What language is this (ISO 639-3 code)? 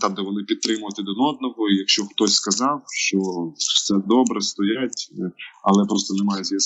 ukr